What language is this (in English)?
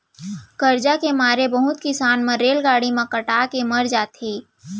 Chhattisgarhi